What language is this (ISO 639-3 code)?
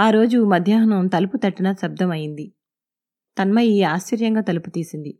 tel